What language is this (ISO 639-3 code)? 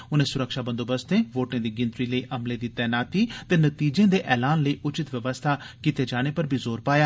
doi